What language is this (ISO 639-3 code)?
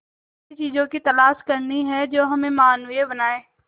hin